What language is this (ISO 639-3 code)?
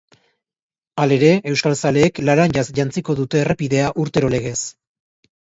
eus